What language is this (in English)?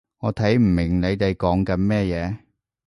Cantonese